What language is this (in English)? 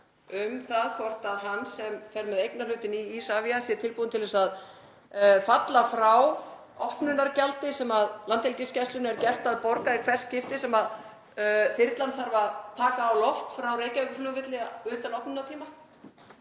Icelandic